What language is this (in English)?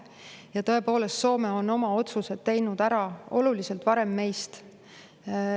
Estonian